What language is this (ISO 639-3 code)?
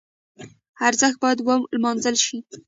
pus